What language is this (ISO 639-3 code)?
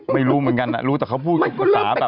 tha